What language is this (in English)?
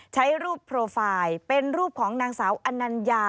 Thai